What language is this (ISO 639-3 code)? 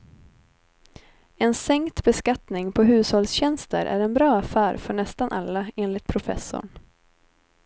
swe